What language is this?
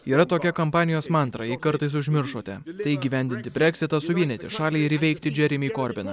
Lithuanian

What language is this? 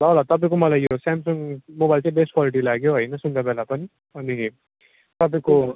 Nepali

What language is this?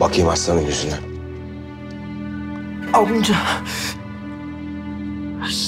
Turkish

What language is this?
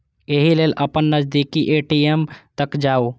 Maithili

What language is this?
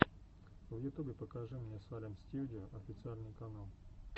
Russian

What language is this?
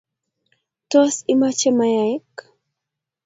Kalenjin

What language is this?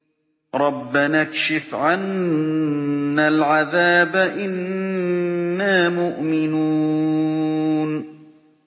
Arabic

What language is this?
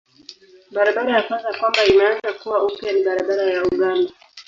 Swahili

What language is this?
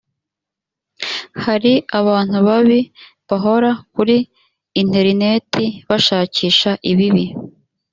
Kinyarwanda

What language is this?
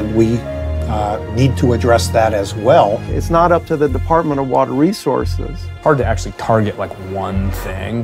English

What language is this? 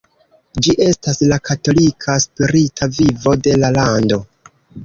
Esperanto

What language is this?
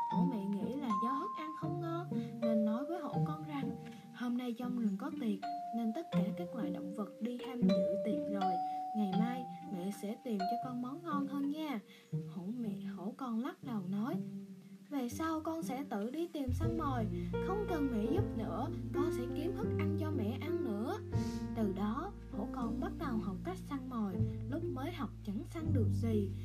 Vietnamese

